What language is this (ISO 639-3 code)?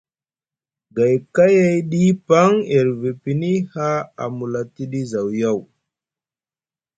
mug